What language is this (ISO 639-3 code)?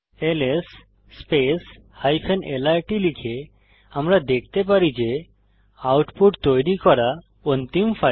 ben